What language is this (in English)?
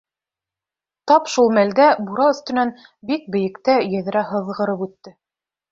Bashkir